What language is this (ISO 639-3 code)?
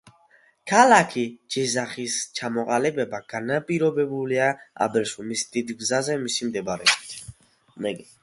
kat